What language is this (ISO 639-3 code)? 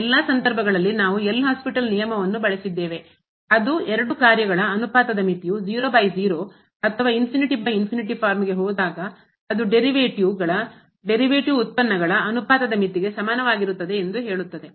kan